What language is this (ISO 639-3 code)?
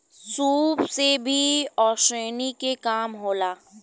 bho